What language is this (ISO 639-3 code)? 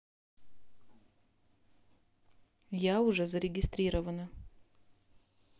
rus